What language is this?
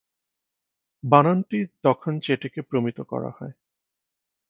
Bangla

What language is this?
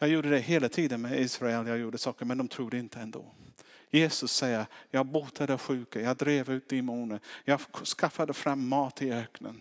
Swedish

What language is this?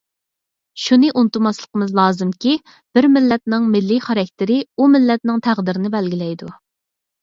Uyghur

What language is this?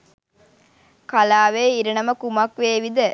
Sinhala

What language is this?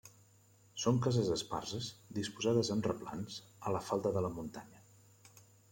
Catalan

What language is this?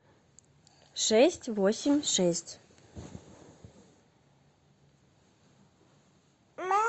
Russian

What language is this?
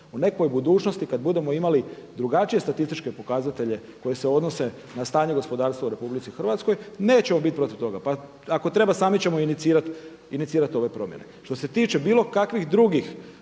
Croatian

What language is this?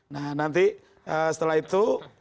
Indonesian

